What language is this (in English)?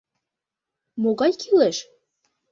Mari